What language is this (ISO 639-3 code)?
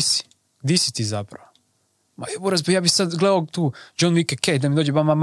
hrv